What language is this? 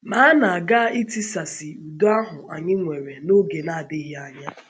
Igbo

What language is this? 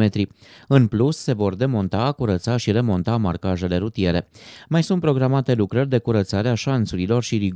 Romanian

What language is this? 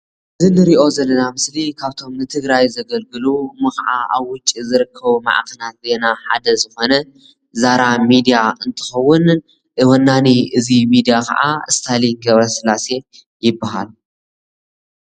Tigrinya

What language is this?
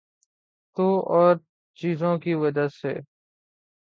Urdu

